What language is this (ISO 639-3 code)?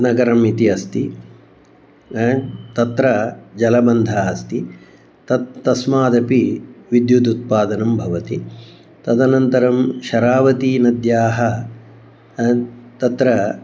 san